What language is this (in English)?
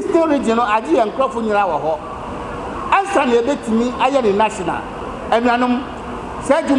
English